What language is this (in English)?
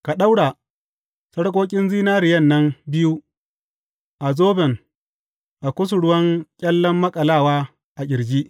Hausa